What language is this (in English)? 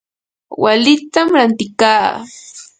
Yanahuanca Pasco Quechua